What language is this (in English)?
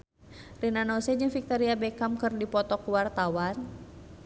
Sundanese